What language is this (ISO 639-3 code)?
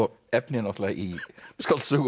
isl